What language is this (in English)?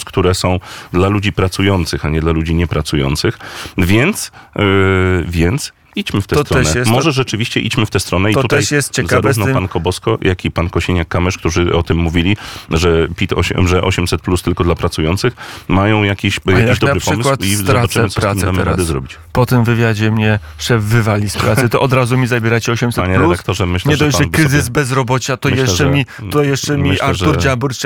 Polish